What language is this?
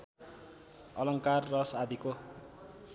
Nepali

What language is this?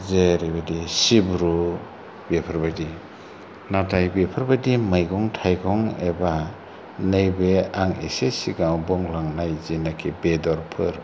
Bodo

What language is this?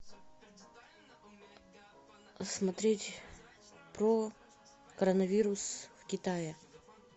Russian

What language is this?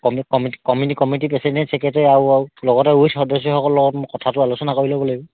Assamese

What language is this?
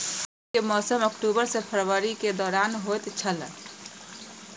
Maithili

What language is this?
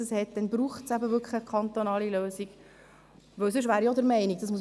Swiss German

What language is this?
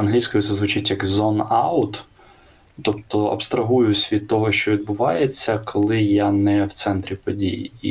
Ukrainian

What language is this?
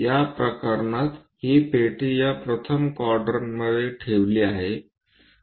Marathi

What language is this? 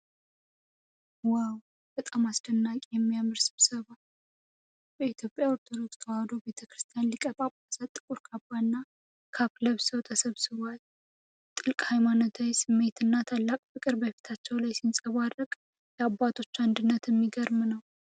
Amharic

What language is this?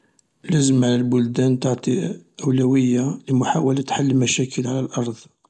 Algerian Arabic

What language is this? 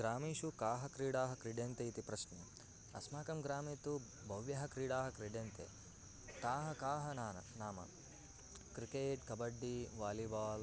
Sanskrit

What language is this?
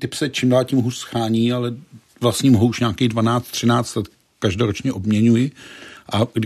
Czech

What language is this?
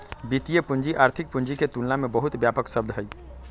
Magahi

